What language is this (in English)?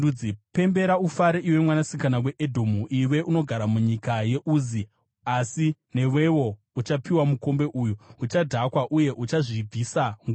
Shona